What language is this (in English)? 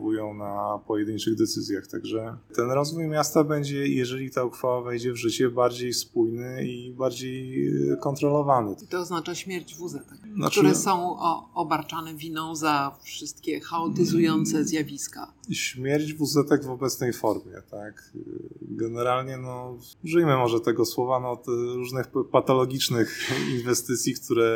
Polish